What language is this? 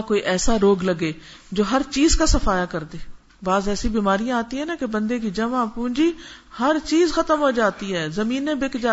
Urdu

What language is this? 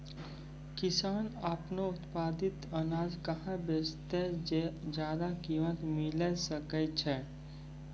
Maithili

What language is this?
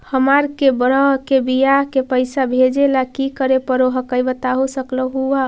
Magahi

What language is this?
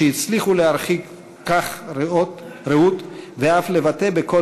Hebrew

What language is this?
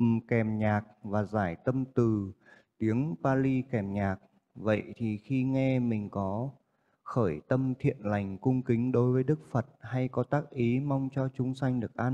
Vietnamese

